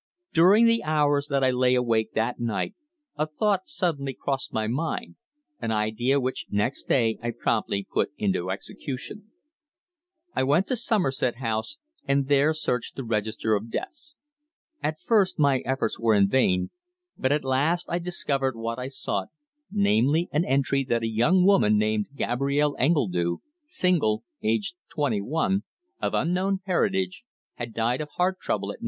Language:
English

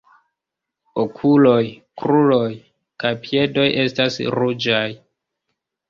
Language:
Esperanto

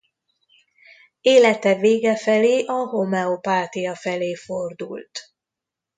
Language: Hungarian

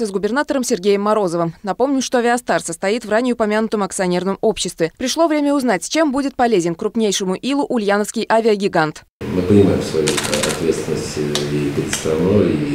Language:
Russian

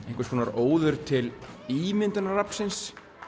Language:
Icelandic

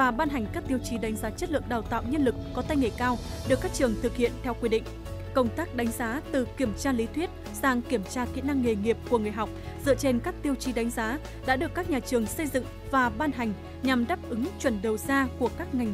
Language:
Vietnamese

